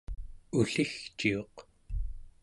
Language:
Central Yupik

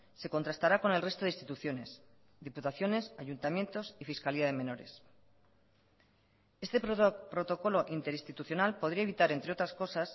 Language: Spanish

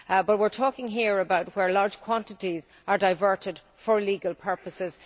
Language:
English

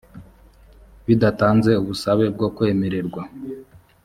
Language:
Kinyarwanda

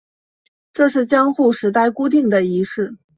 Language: Chinese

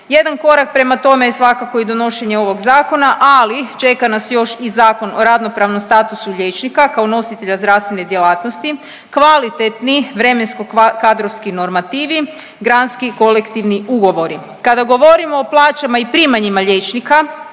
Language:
Croatian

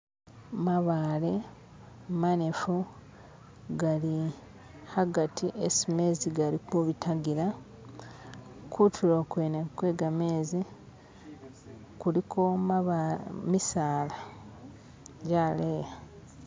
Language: Masaaba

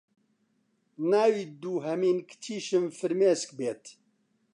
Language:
Central Kurdish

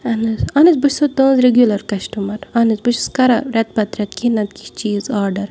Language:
Kashmiri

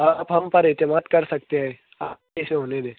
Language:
Urdu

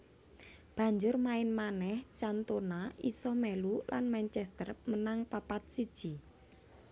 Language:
Javanese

